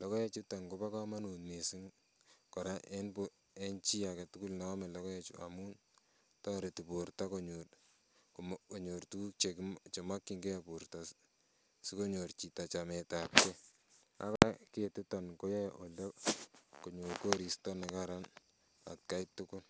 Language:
Kalenjin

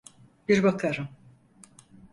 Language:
Turkish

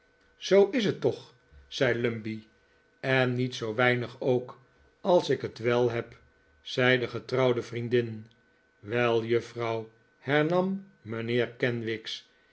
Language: Dutch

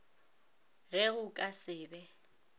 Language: Northern Sotho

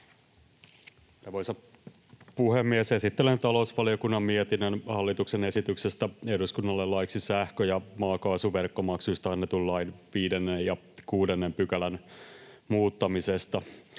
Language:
Finnish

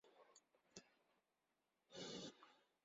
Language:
Kabyle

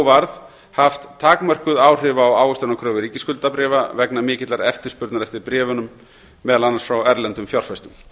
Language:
Icelandic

